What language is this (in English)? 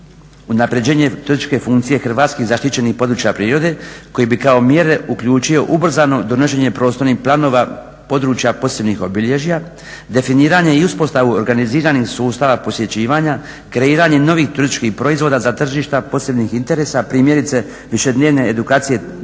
Croatian